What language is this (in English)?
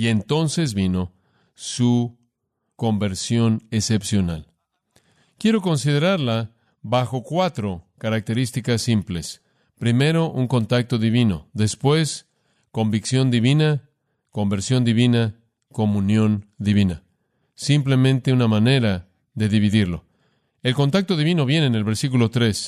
Spanish